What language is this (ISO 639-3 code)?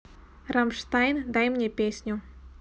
rus